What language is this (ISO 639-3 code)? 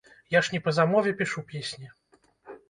bel